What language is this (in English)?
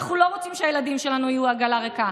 Hebrew